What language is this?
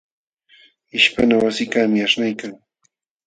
Jauja Wanca Quechua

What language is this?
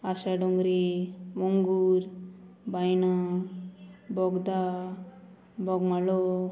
Konkani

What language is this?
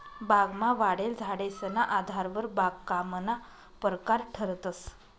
Marathi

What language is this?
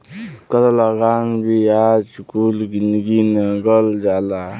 Bhojpuri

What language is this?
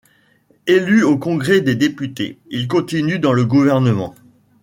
French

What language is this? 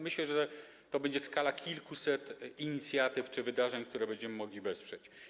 Polish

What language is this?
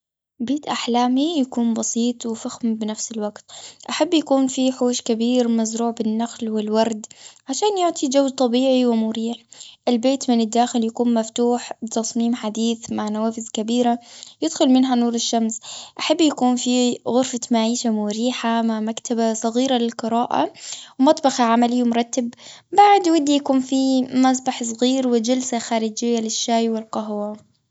Gulf Arabic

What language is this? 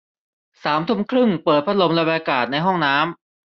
Thai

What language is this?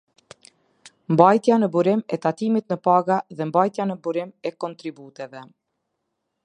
Albanian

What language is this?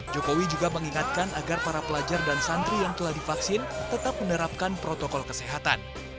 Indonesian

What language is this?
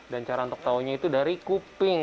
Indonesian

